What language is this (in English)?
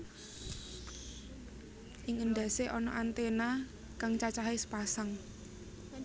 Javanese